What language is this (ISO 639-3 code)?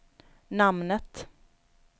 swe